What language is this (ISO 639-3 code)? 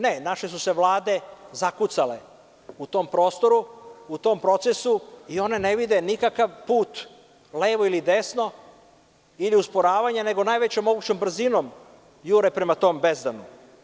srp